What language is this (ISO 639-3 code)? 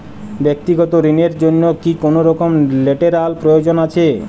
ben